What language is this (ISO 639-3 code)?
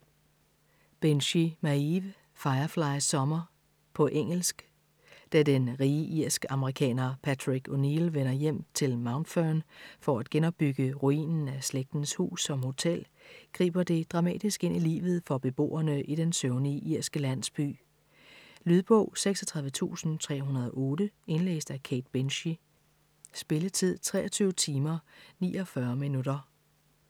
dan